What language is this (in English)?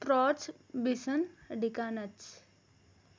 Telugu